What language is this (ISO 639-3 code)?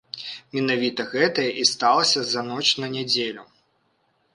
bel